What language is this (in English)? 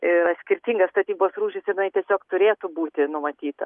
Lithuanian